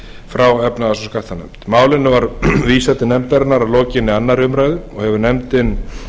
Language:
Icelandic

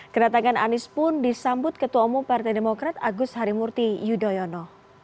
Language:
Indonesian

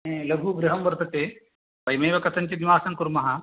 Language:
Sanskrit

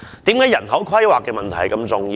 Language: Cantonese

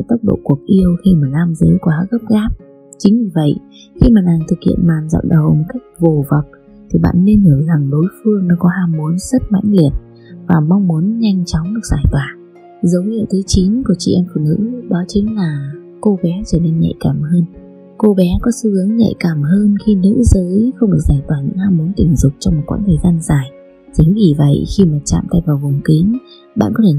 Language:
Vietnamese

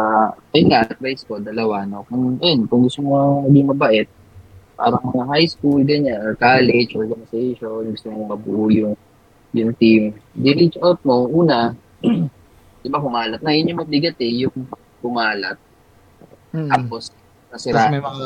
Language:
Filipino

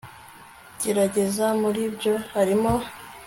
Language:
Kinyarwanda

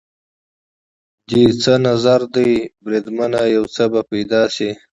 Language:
Pashto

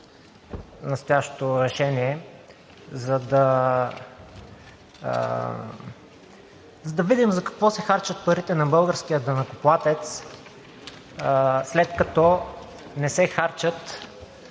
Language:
Bulgarian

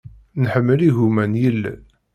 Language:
Kabyle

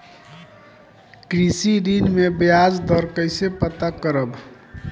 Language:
Bhojpuri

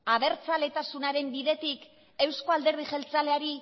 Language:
Basque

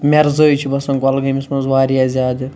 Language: Kashmiri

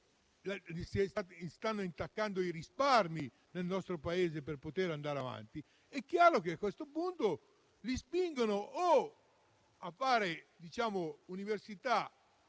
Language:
Italian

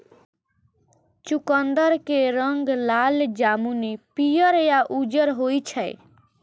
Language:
Maithili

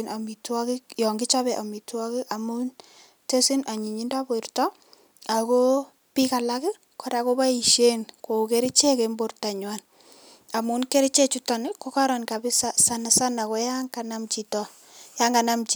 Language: Kalenjin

